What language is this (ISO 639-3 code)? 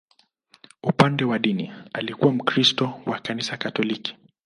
swa